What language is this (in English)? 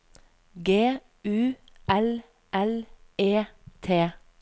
Norwegian